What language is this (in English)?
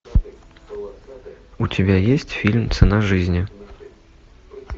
Russian